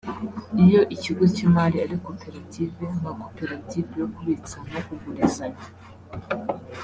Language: Kinyarwanda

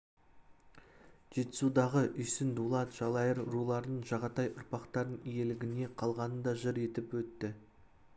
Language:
Kazakh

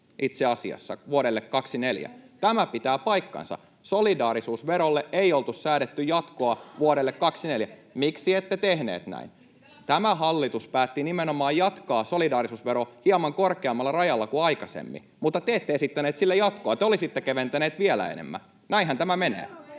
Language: Finnish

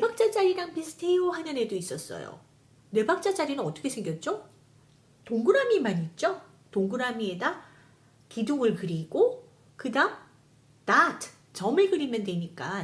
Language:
Korean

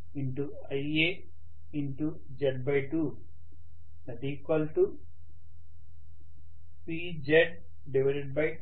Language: Telugu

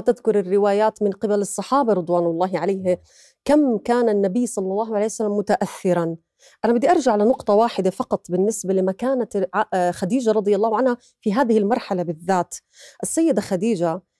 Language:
Arabic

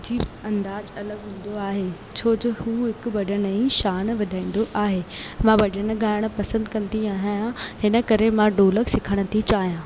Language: Sindhi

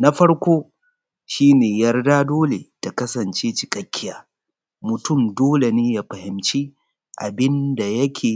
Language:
Hausa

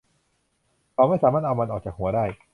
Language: Thai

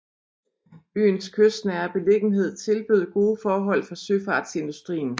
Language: Danish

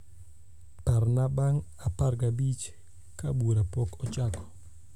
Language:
Luo (Kenya and Tanzania)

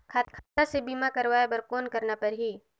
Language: Chhattisgarhi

